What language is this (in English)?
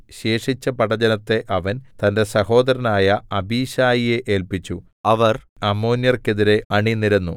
Malayalam